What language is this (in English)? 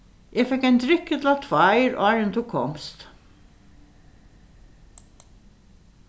Faroese